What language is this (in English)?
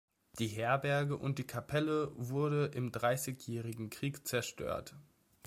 German